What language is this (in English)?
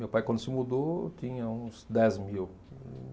Portuguese